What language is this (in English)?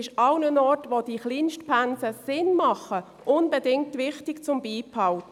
Swiss German